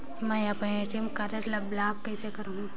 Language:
Chhattisgarhi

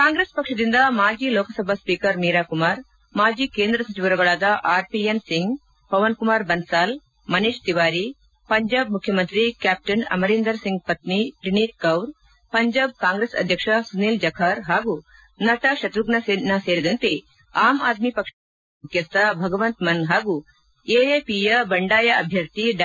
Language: Kannada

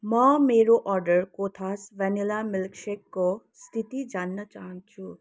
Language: Nepali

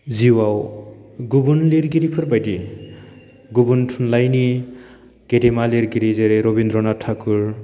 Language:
Bodo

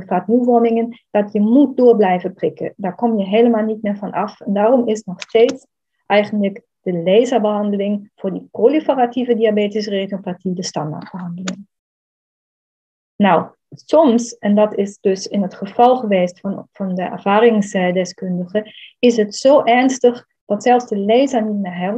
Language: Dutch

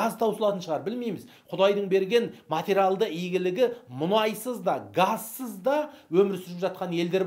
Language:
Turkish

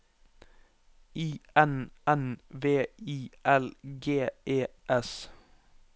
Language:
Norwegian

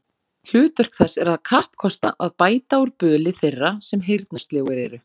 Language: Icelandic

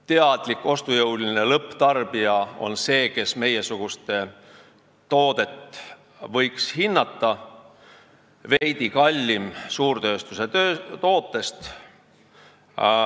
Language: Estonian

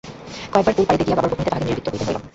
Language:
Bangla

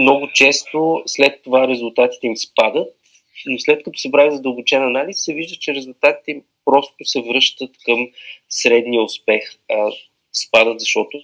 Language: Bulgarian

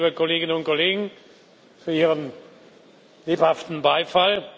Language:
German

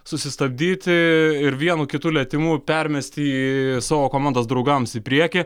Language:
Lithuanian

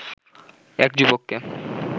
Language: Bangla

